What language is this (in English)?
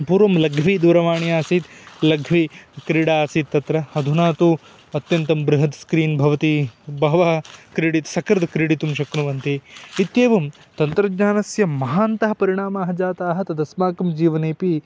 Sanskrit